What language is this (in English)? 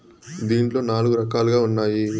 Telugu